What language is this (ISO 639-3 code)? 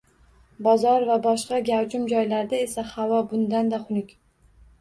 uzb